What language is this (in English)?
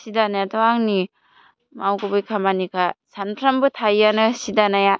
Bodo